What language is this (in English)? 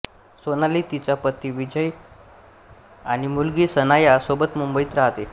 Marathi